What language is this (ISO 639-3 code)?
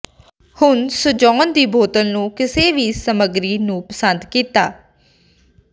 pan